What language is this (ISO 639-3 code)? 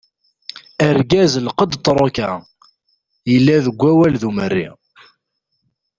kab